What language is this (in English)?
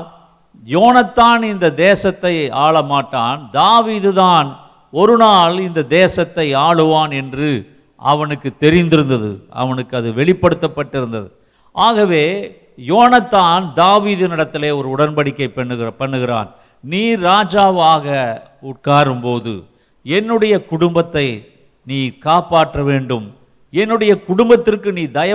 Tamil